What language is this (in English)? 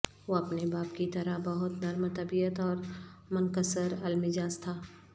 Urdu